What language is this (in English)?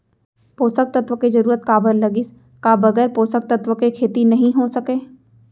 Chhattisgarhi